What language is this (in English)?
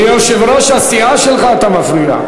Hebrew